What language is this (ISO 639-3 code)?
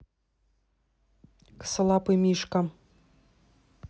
rus